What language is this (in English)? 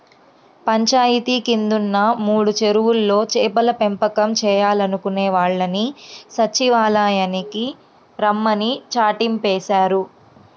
Telugu